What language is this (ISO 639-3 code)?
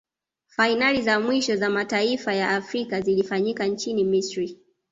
swa